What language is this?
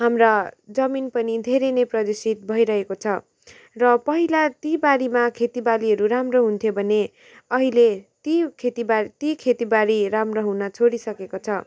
Nepali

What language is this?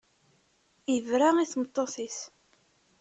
Kabyle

